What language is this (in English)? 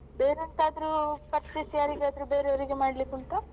Kannada